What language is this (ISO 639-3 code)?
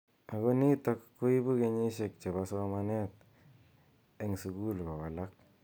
kln